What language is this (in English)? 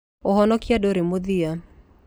Kikuyu